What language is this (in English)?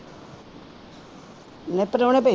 Punjabi